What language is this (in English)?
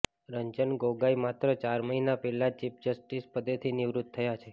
Gujarati